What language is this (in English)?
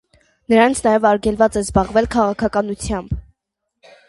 Armenian